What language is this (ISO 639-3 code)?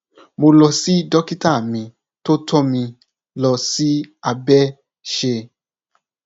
yor